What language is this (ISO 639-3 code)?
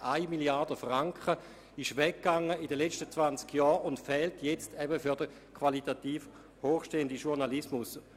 gsw